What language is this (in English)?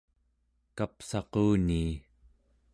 Central Yupik